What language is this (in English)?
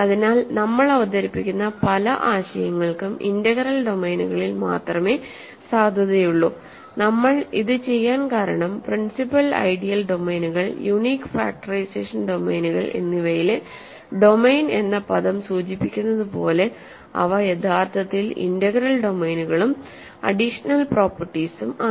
Malayalam